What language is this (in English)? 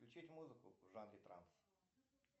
Russian